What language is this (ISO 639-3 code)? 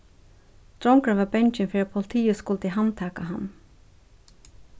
fao